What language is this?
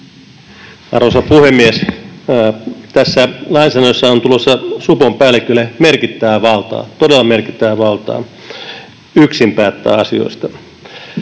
Finnish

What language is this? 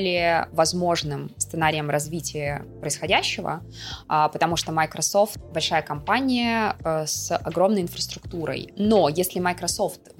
Russian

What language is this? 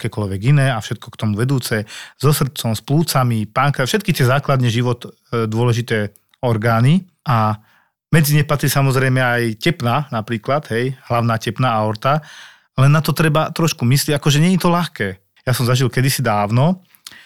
Slovak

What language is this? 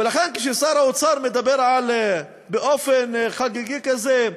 Hebrew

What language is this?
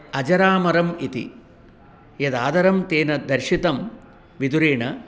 Sanskrit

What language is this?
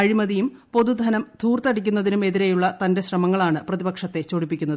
Malayalam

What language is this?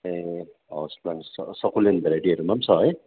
Nepali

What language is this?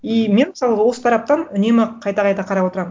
Kazakh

